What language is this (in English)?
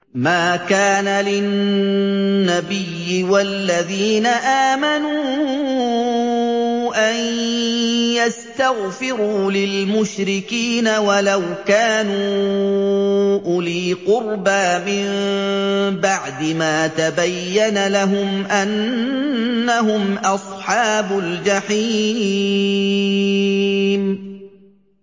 Arabic